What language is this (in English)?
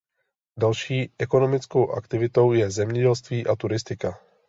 Czech